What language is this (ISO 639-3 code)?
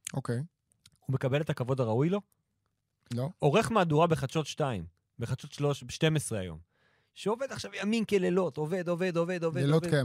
heb